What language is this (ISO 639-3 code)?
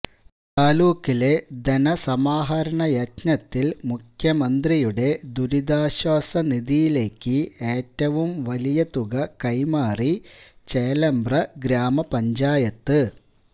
mal